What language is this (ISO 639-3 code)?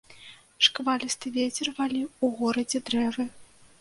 bel